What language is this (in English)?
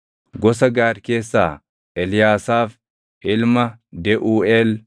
Oromo